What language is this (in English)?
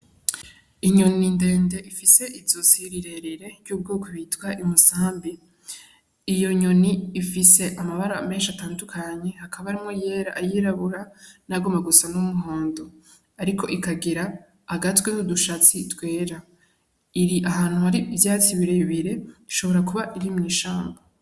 Rundi